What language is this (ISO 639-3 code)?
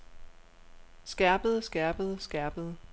dan